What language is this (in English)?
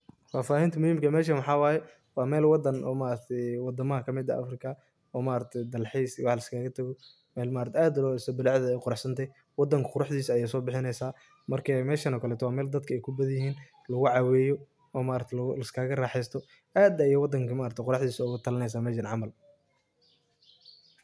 Somali